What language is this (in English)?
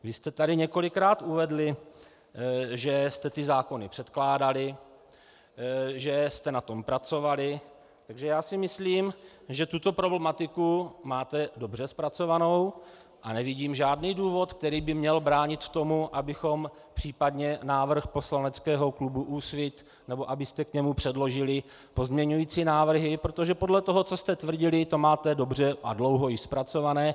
Czech